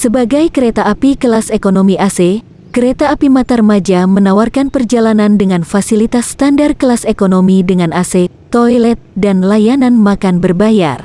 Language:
Indonesian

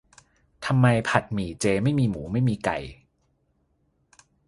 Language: Thai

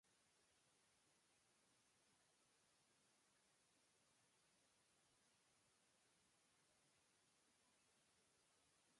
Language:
Japanese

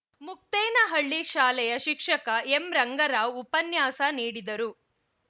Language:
Kannada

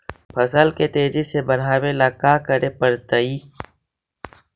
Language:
Magahi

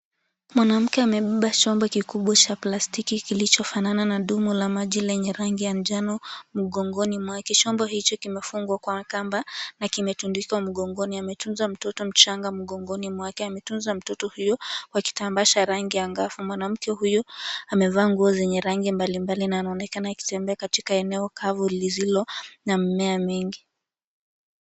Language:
Swahili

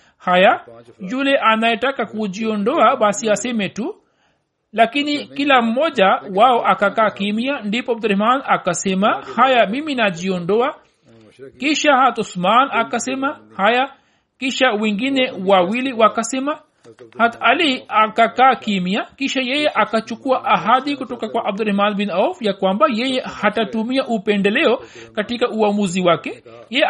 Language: Swahili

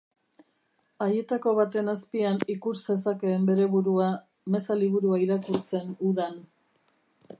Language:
Basque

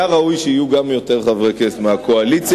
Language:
Hebrew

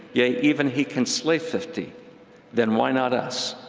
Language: English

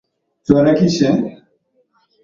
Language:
Swahili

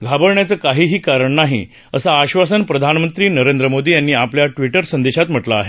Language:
Marathi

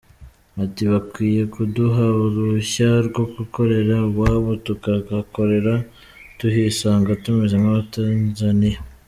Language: Kinyarwanda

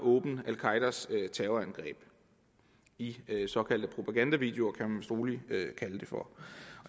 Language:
Danish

